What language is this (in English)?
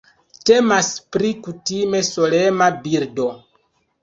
Esperanto